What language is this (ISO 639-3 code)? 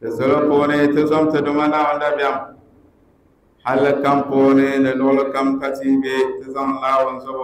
ara